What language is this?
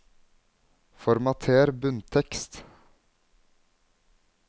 Norwegian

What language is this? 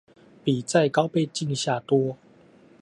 Chinese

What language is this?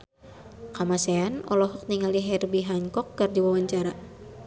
Sundanese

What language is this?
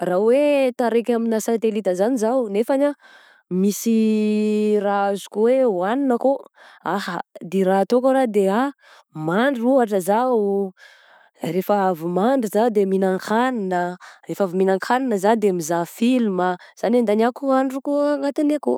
Southern Betsimisaraka Malagasy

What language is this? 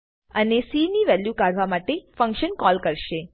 Gujarati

